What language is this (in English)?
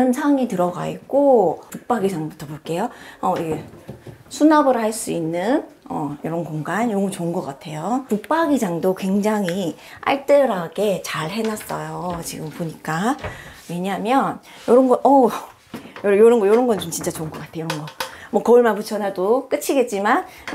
Korean